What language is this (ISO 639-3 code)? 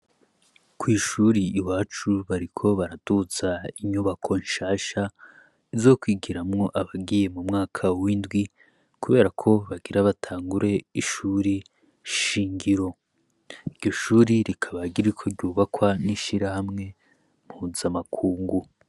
run